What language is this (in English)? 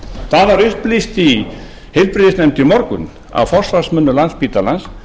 Icelandic